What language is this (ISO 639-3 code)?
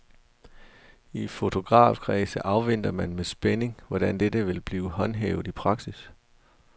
dan